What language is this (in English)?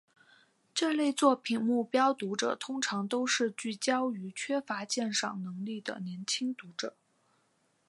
Chinese